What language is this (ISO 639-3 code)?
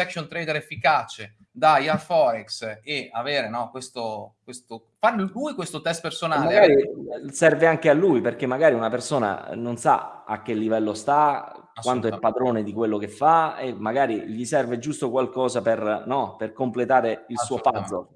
ita